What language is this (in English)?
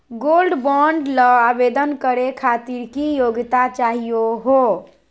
Magahi